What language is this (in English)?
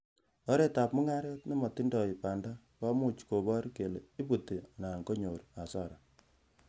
Kalenjin